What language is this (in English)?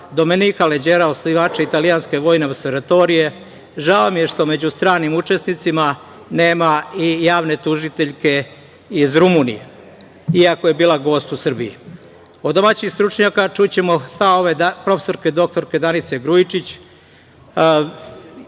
Serbian